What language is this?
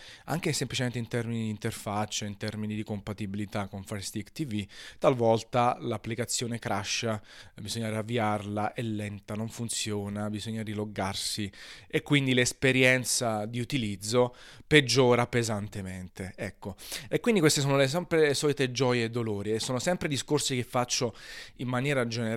Italian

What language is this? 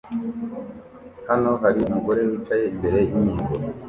Kinyarwanda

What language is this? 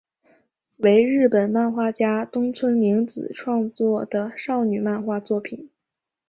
Chinese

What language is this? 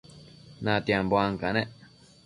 Matsés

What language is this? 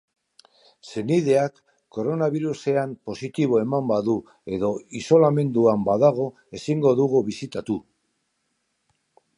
Basque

